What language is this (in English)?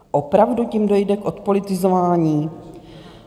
Czech